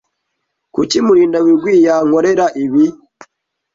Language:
Kinyarwanda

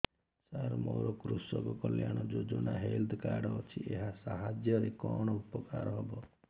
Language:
Odia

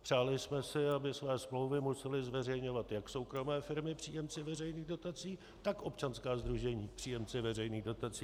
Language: Czech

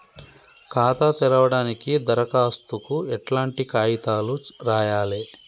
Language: Telugu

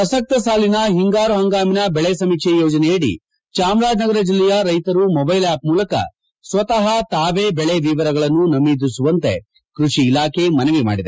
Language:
Kannada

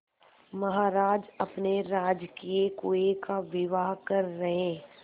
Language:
Hindi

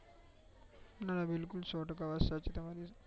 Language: Gujarati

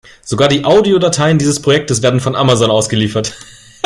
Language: German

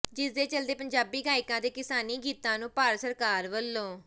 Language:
Punjabi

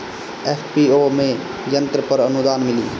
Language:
Bhojpuri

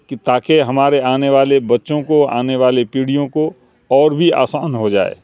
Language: Urdu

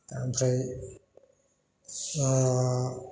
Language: Bodo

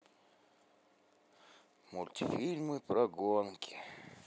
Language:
Russian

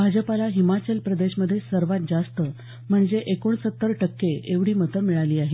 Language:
Marathi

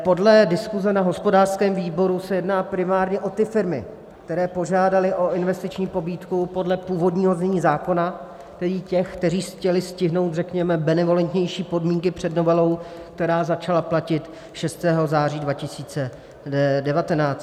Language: Czech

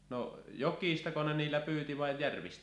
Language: Finnish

